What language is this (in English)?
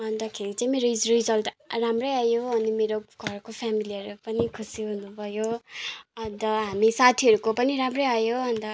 Nepali